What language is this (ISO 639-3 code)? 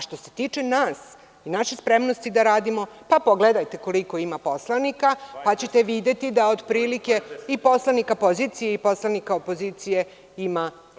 srp